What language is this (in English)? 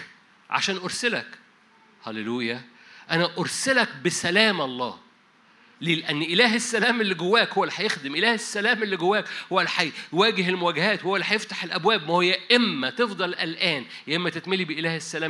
Arabic